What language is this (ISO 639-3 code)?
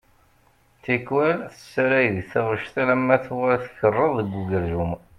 kab